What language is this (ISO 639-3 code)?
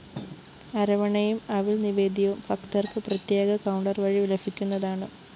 mal